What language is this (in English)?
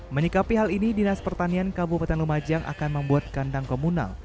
Indonesian